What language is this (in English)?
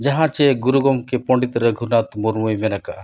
Santali